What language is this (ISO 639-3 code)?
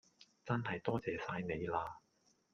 yue